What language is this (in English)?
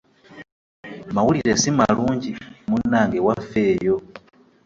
Ganda